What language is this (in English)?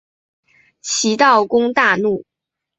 Chinese